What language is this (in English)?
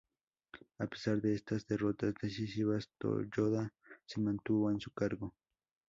Spanish